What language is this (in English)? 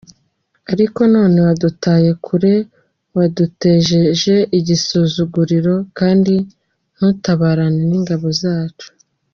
Kinyarwanda